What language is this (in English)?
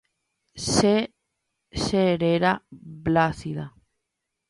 Guarani